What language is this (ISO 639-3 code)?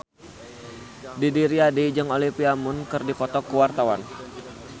sun